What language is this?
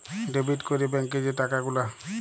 Bangla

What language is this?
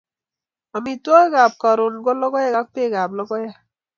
Kalenjin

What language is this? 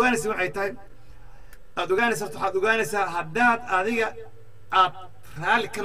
Arabic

